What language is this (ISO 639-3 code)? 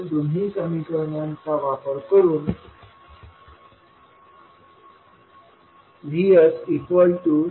mar